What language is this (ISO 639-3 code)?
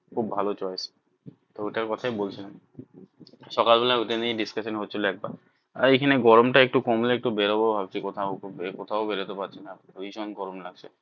ben